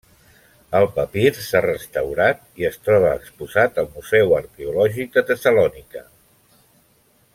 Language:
Catalan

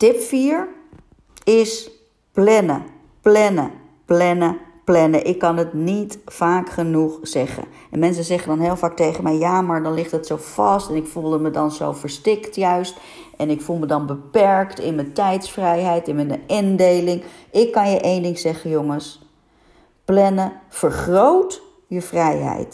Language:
Dutch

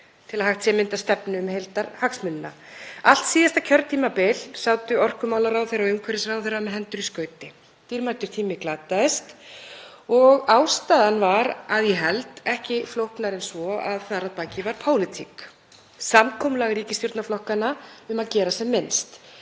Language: Icelandic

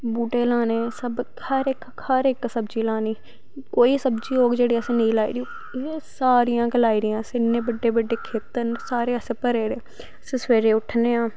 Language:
Dogri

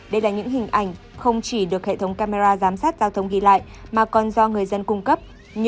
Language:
Vietnamese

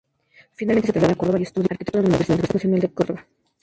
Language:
Spanish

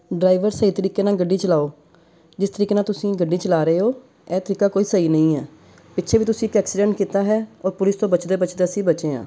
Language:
Punjabi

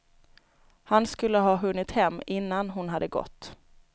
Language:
Swedish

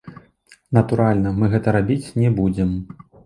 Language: Belarusian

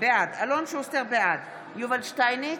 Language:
Hebrew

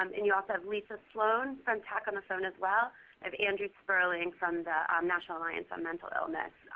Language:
English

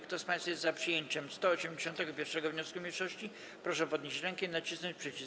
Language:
Polish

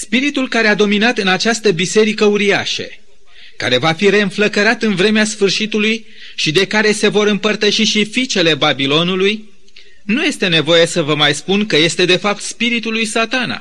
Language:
Romanian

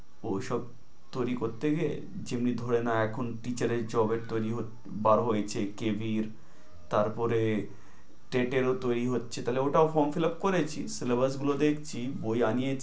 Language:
Bangla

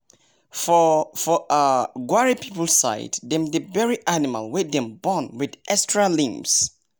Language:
Nigerian Pidgin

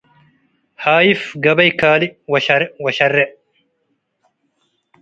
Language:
Tigre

